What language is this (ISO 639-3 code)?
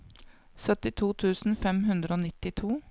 nor